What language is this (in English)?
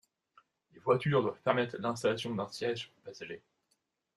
French